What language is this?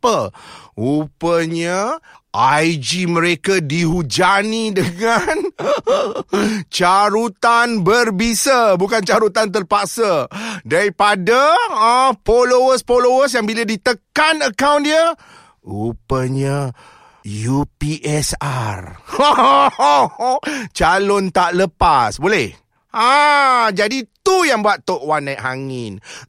Malay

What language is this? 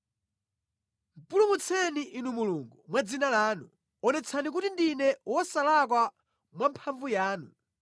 Nyanja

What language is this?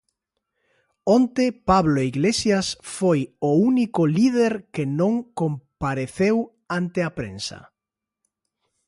Galician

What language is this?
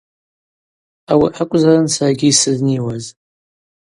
Abaza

